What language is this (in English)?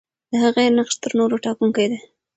Pashto